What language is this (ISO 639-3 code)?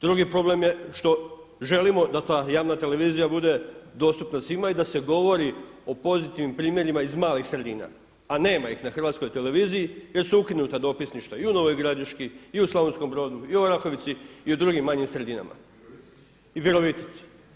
hrv